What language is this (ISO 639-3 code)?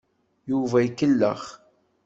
kab